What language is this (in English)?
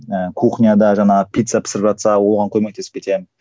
Kazakh